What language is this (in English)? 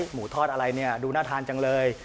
Thai